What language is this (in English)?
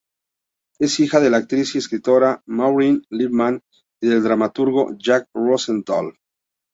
Spanish